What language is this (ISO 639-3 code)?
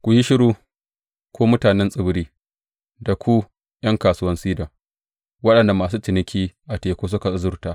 hau